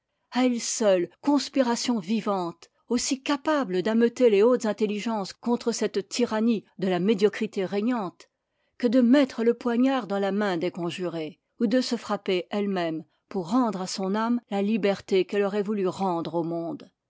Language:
French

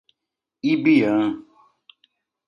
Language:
Portuguese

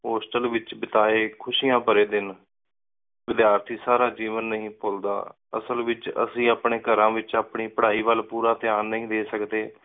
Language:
Punjabi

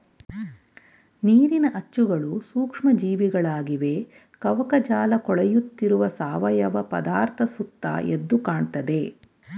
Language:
Kannada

